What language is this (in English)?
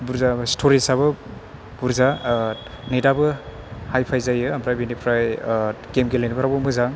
Bodo